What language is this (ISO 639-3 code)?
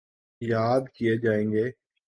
urd